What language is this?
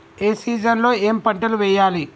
Telugu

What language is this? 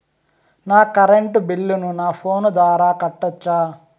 Telugu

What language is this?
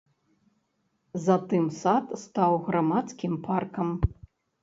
Belarusian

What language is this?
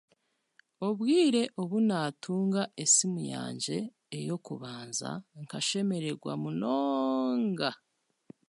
Chiga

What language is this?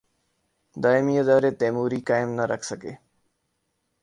Urdu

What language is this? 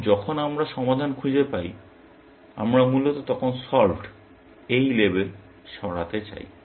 Bangla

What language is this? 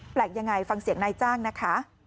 Thai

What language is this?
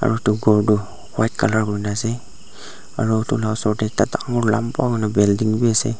Naga Pidgin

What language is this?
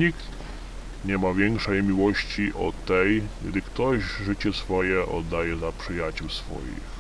Polish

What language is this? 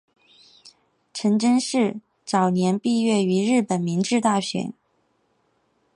Chinese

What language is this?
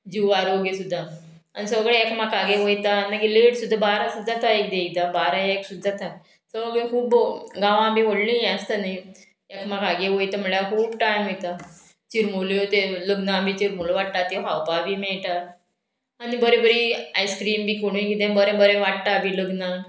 Konkani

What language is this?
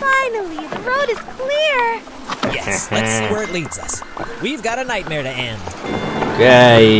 Portuguese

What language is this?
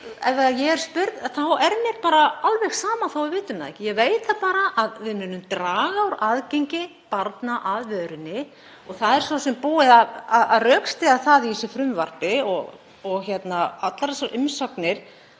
Icelandic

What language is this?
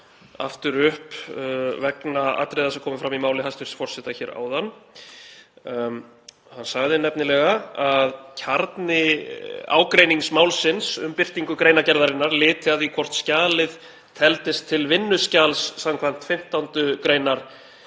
Icelandic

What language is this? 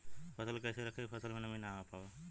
Bhojpuri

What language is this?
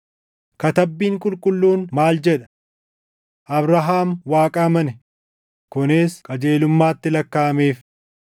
Oromo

